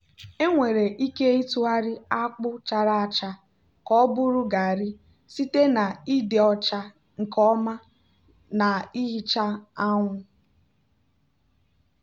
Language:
Igbo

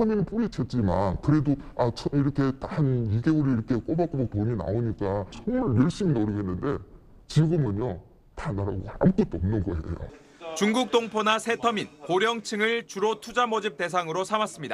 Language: Korean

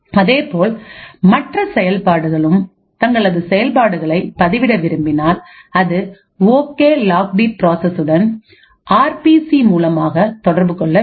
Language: Tamil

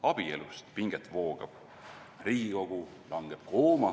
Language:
Estonian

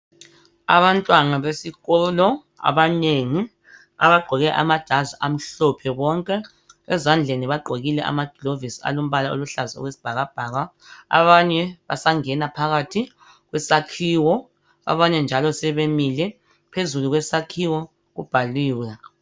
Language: North Ndebele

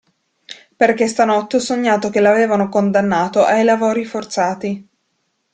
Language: Italian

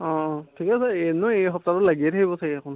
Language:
Assamese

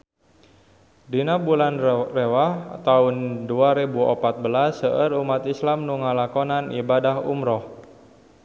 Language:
Sundanese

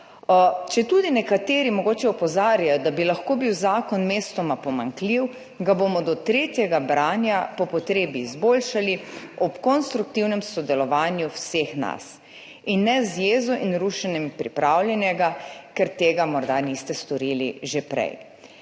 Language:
Slovenian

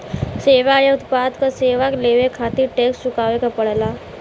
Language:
Bhojpuri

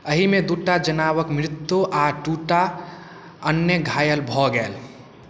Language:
Maithili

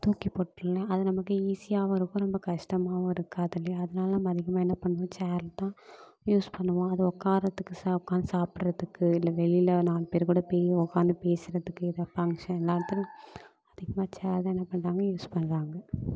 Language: Tamil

